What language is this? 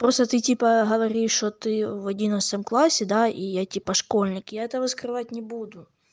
Russian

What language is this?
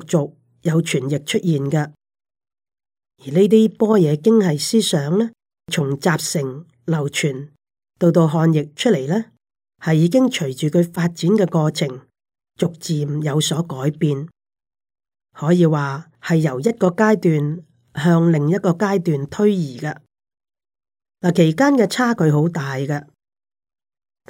Chinese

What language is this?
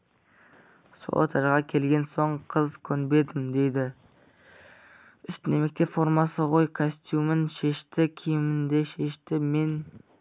Kazakh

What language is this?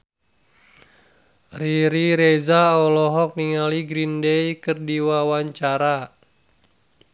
Sundanese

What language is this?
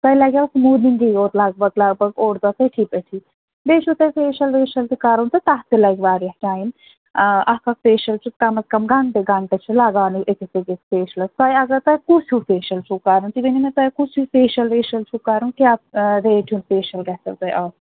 Kashmiri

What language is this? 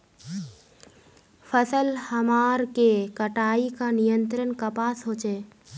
Magahi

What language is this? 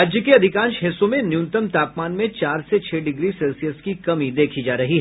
Hindi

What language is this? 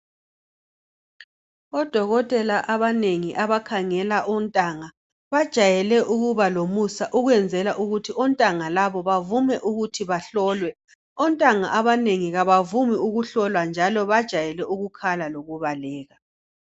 North Ndebele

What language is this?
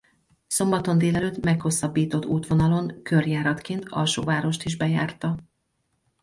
Hungarian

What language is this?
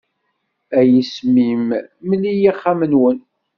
Kabyle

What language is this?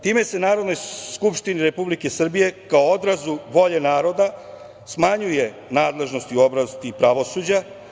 Serbian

